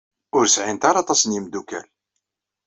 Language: Kabyle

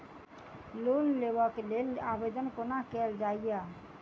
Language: Maithili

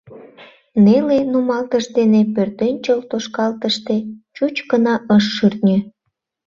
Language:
Mari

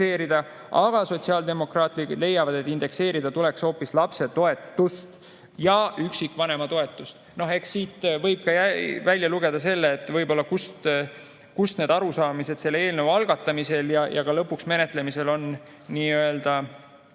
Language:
Estonian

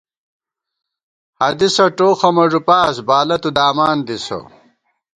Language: Gawar-Bati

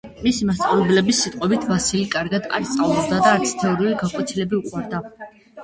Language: Georgian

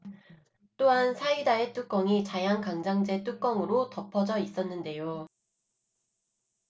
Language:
Korean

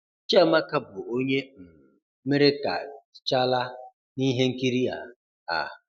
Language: Igbo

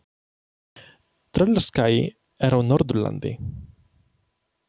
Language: Icelandic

